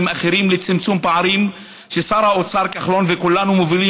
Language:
Hebrew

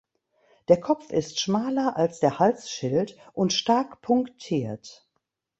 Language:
German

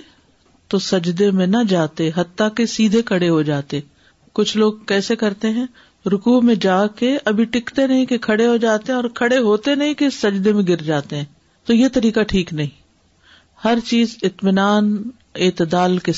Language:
Urdu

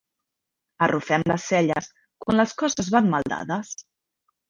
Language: Catalan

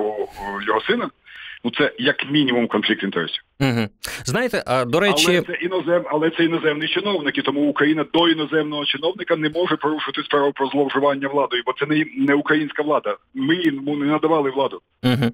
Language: Ukrainian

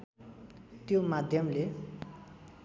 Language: Nepali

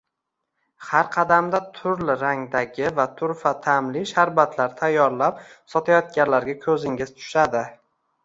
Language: Uzbek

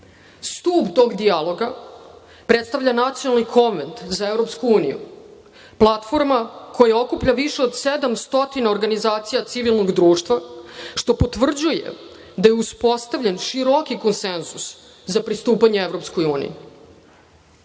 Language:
Serbian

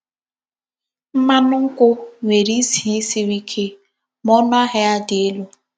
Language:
Igbo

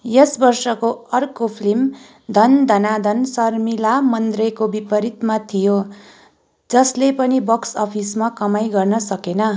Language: Nepali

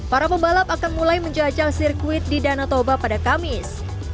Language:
Indonesian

